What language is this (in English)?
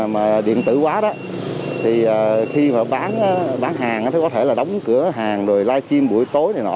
Vietnamese